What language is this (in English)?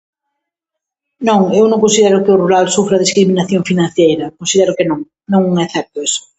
Galician